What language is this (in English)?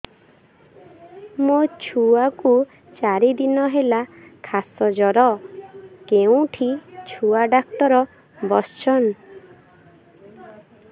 Odia